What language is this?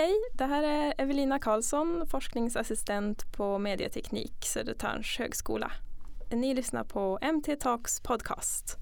Swedish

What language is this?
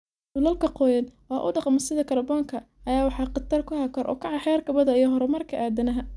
Somali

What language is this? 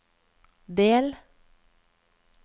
Norwegian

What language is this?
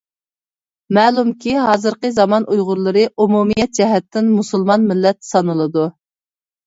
Uyghur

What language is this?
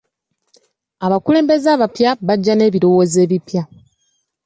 Ganda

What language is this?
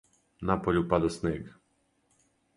Serbian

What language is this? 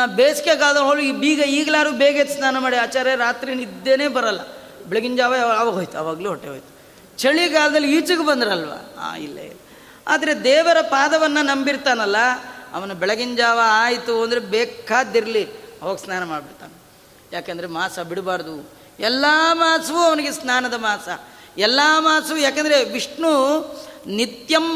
Kannada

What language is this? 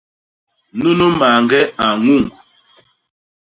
Basaa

